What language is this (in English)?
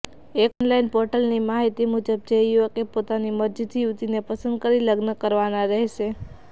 Gujarati